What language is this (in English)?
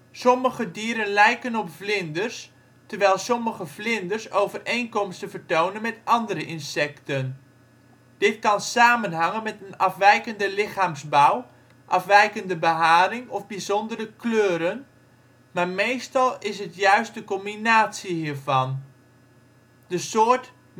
Dutch